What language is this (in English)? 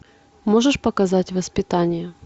Russian